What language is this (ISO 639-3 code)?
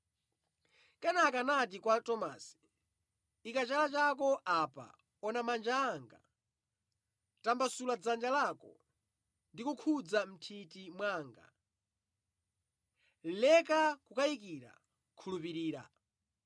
nya